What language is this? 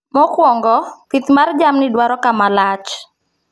Luo (Kenya and Tanzania)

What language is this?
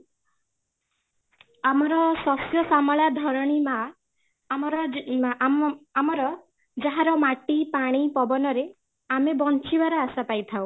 Odia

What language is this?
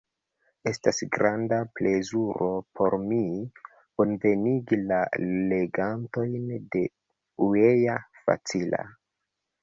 Esperanto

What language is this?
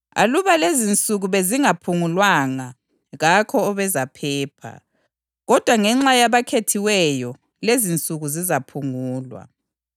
North Ndebele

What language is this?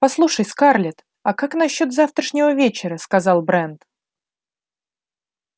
Russian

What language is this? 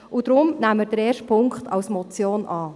Swiss German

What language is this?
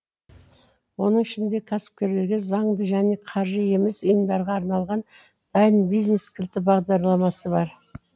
Kazakh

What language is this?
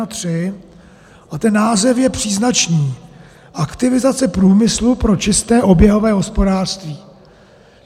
Czech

